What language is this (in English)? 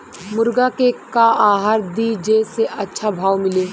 Bhojpuri